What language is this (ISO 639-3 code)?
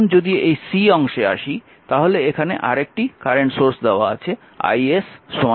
ben